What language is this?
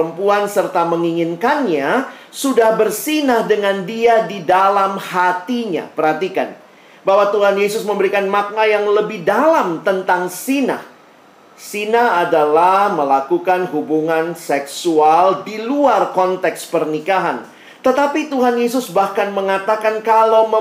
Indonesian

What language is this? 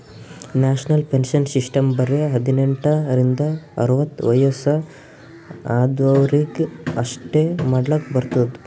Kannada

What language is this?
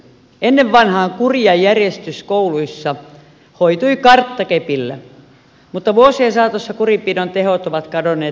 Finnish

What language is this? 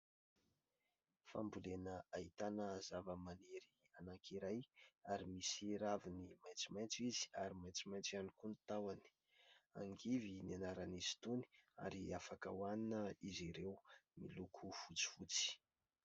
Malagasy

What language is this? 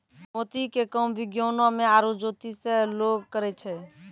Maithili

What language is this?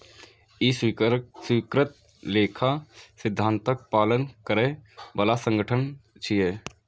Maithili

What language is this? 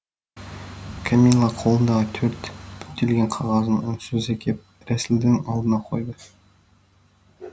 Kazakh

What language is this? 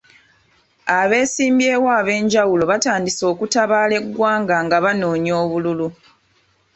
Ganda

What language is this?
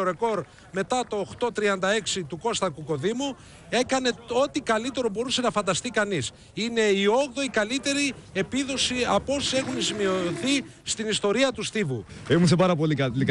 Greek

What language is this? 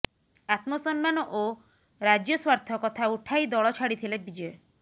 Odia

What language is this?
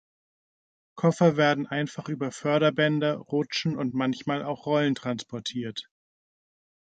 German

